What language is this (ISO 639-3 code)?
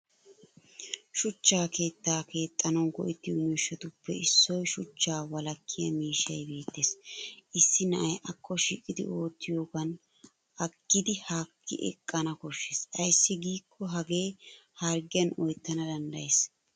wal